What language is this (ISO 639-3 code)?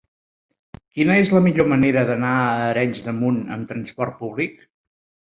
cat